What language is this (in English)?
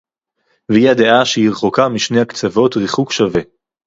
Hebrew